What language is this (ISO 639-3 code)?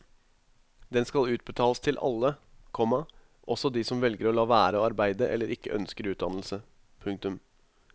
nor